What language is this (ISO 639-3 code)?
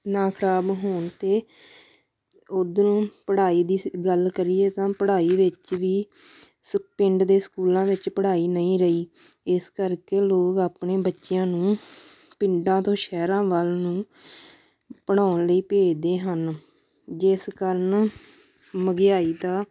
pan